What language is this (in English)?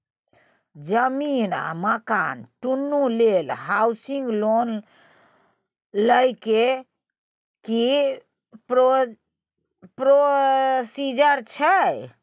Maithili